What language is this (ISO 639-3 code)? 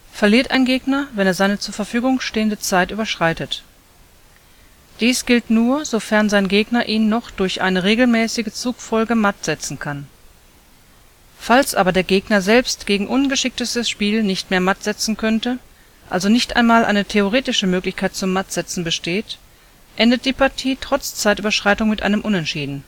deu